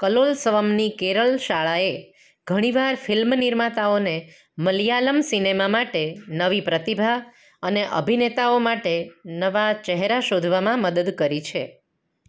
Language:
Gujarati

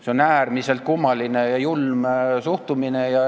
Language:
Estonian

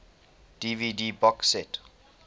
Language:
English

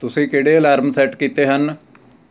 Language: Punjabi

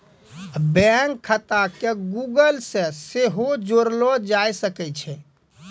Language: Maithili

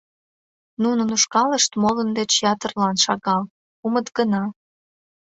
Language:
Mari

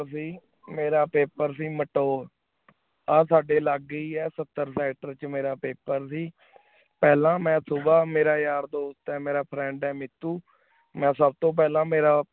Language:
Punjabi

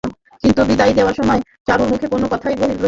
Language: Bangla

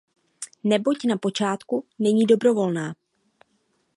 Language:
Czech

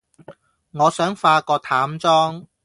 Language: Cantonese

